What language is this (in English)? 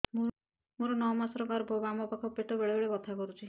Odia